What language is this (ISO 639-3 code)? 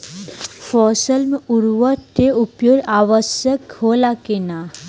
bho